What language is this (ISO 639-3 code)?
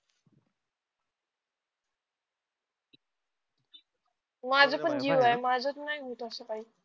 mar